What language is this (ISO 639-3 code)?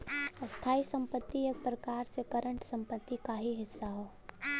bho